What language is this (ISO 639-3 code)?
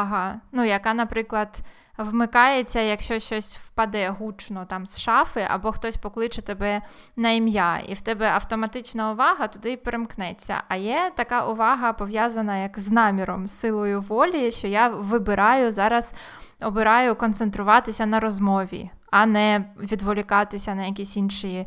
ukr